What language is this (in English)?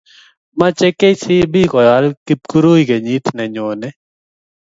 Kalenjin